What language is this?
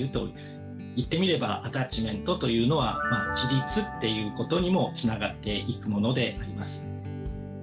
Japanese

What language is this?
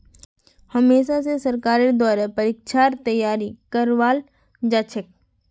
Magahi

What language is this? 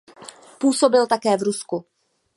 Czech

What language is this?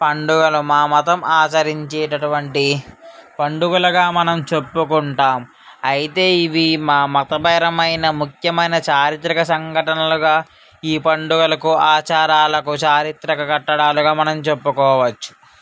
Telugu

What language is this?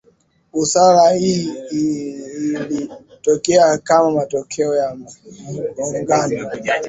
Swahili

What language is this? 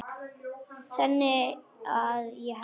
Icelandic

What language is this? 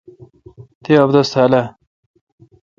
Kalkoti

